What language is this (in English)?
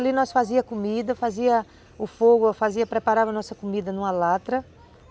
Portuguese